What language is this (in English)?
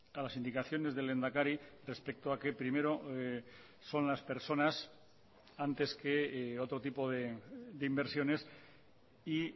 Spanish